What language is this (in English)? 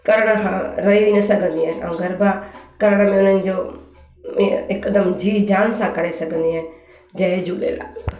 Sindhi